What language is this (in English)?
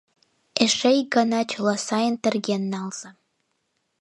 Mari